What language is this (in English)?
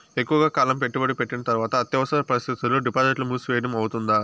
Telugu